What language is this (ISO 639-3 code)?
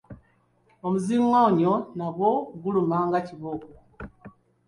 lug